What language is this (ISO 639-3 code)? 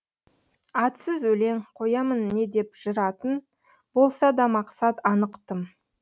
kaz